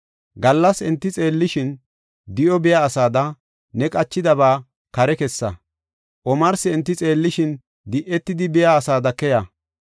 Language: Gofa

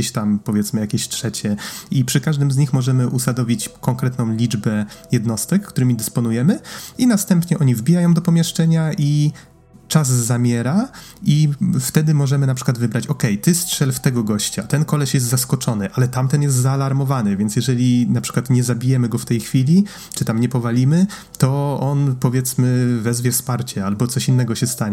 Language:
Polish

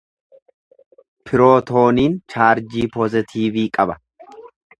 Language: Oromo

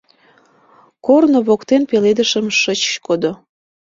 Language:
Mari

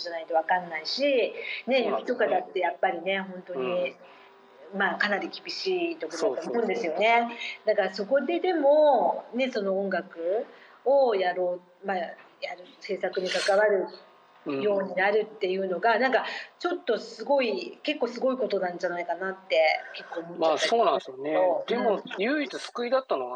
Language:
Japanese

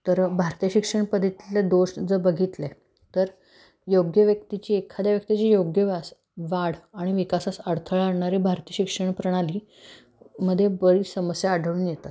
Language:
Marathi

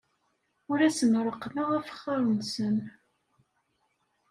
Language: Kabyle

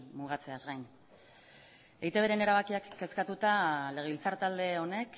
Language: Basque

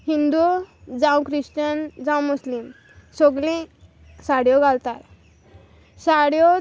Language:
Konkani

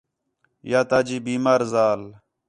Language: Khetrani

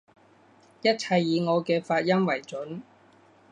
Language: Cantonese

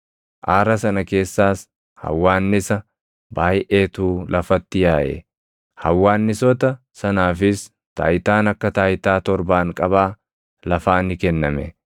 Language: Oromo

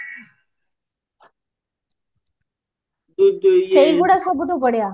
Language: Odia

